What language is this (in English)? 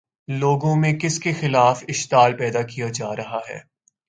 Urdu